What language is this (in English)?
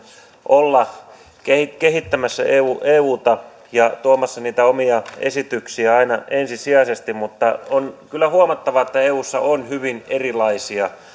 Finnish